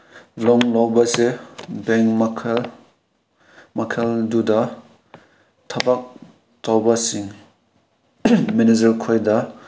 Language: Manipuri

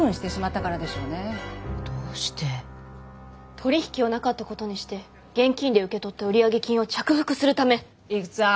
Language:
Japanese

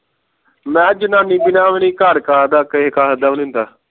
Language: Punjabi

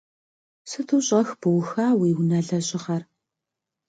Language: Kabardian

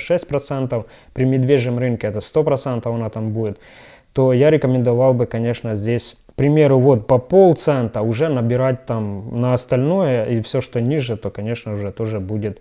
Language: Russian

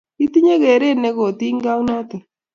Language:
Kalenjin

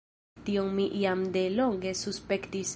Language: Esperanto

